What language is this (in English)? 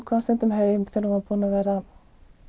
Icelandic